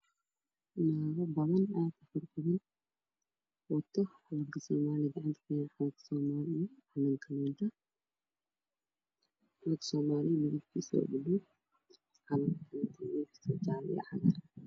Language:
Somali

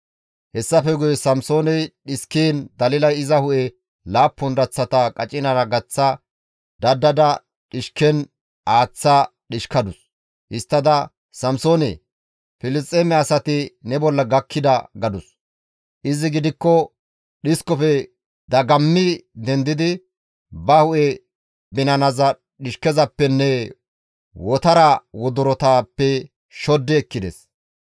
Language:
Gamo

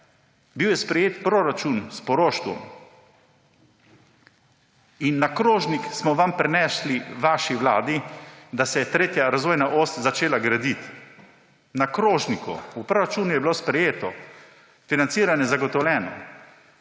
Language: Slovenian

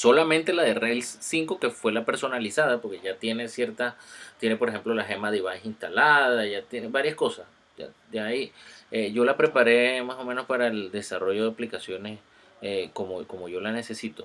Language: Spanish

